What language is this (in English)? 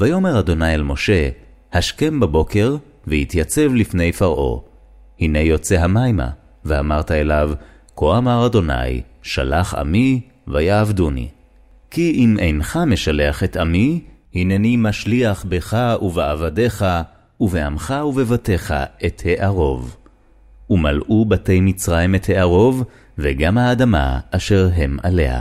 Hebrew